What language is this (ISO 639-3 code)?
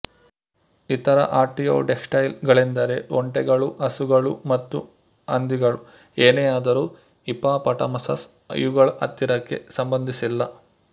kan